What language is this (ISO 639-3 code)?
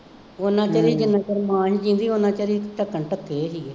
pan